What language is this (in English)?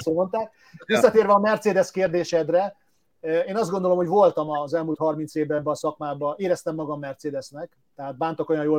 Hungarian